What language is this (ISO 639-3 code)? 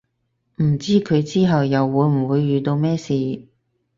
yue